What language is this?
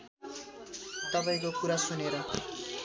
Nepali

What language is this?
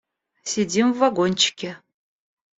Russian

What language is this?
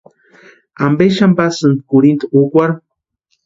Western Highland Purepecha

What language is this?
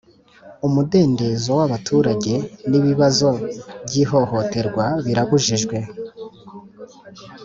Kinyarwanda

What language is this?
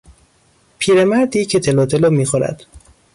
Persian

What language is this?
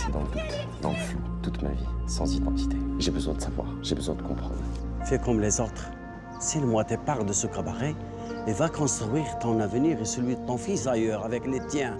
French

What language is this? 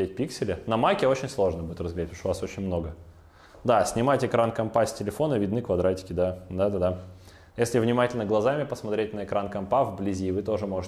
Russian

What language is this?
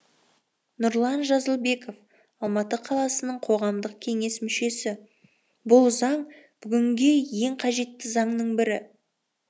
Kazakh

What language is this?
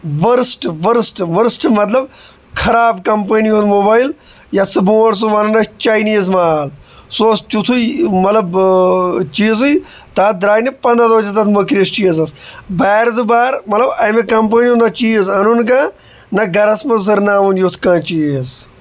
Kashmiri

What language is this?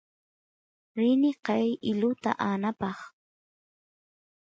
Santiago del Estero Quichua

